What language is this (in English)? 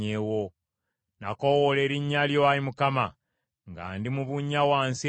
Ganda